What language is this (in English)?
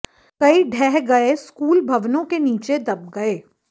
Hindi